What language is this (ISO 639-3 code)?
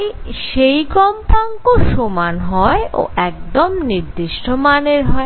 ben